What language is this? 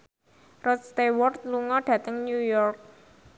Javanese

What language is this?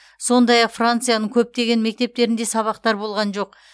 Kazakh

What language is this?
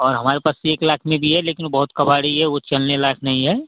Hindi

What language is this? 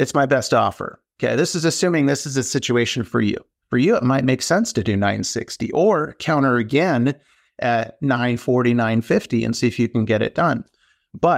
English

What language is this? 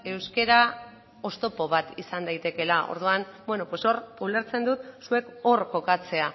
Basque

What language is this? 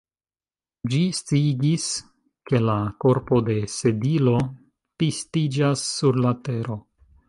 Esperanto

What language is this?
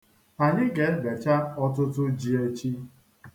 Igbo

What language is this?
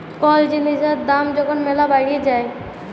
Bangla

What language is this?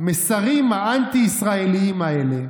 Hebrew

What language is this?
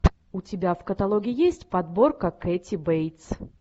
Russian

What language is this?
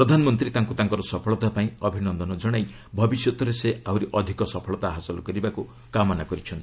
Odia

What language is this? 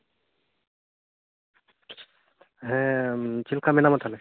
Santali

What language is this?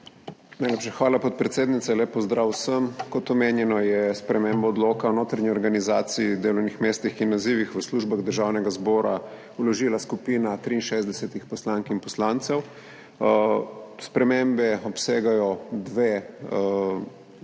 Slovenian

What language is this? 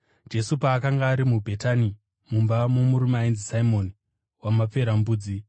Shona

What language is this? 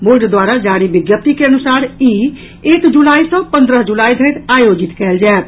Maithili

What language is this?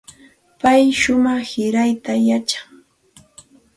Santa Ana de Tusi Pasco Quechua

